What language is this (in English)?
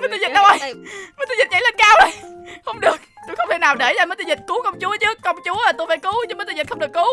Vietnamese